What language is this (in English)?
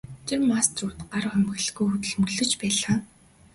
Mongolian